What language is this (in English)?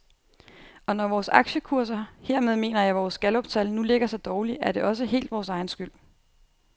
Danish